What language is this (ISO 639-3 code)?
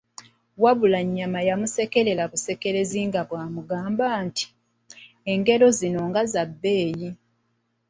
lug